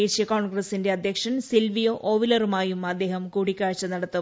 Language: Malayalam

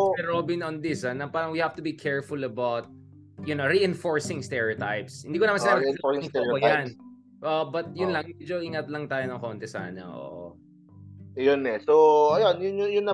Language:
Filipino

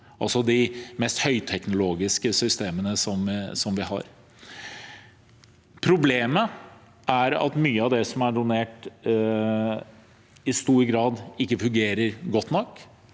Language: Norwegian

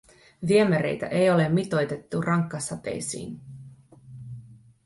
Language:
Finnish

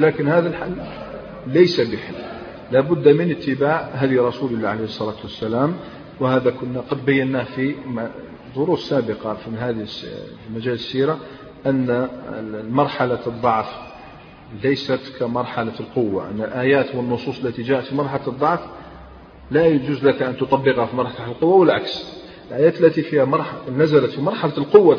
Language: Arabic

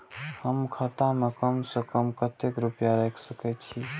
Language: Maithili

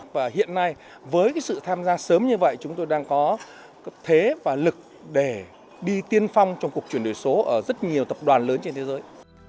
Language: Vietnamese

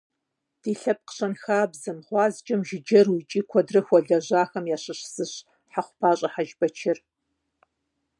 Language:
Kabardian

